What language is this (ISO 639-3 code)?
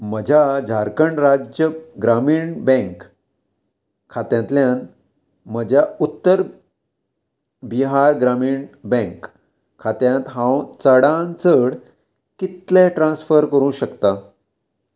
kok